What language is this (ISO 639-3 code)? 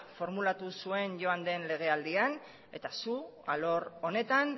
eus